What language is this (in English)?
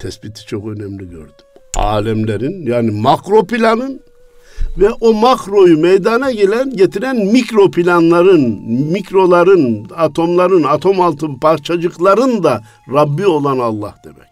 Turkish